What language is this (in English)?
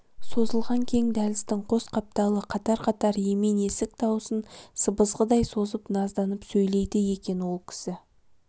Kazakh